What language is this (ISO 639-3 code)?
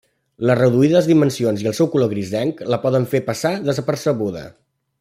cat